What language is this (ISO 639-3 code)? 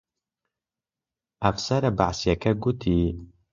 ckb